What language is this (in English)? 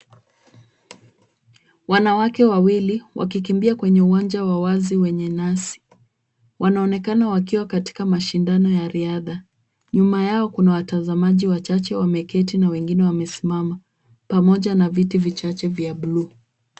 Swahili